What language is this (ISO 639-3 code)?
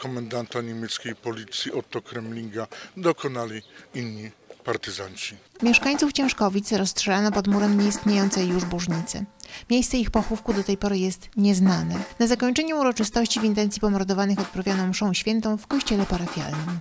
pol